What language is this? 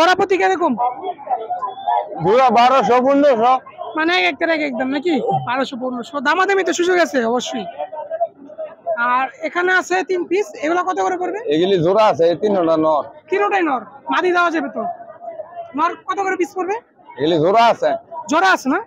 Bangla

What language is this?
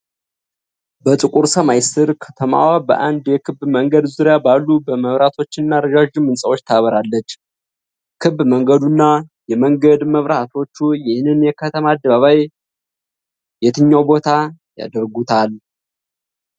Amharic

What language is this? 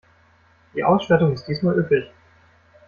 German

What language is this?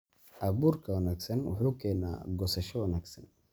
Somali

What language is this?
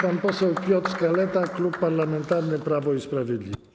Polish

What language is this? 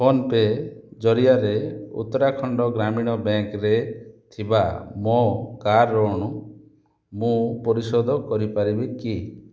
Odia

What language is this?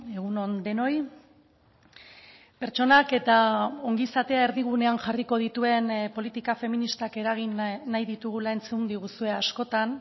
Basque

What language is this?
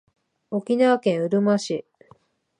Japanese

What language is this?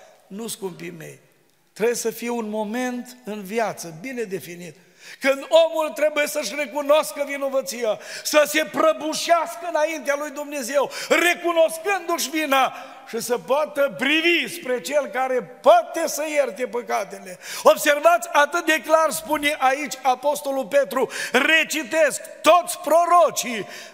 Romanian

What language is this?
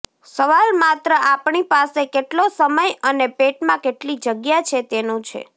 Gujarati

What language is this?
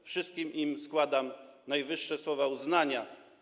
Polish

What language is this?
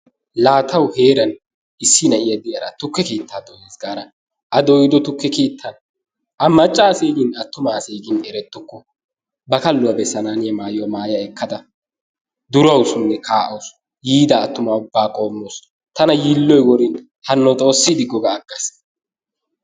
Wolaytta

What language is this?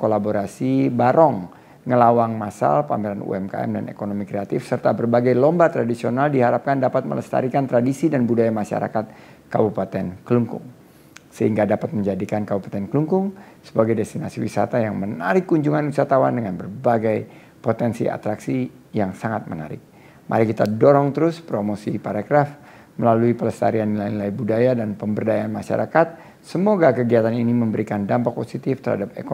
Indonesian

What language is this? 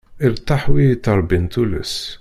Kabyle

